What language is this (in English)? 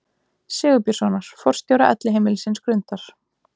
Icelandic